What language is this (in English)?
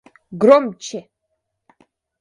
Russian